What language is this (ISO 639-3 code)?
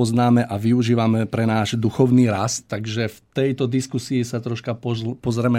slk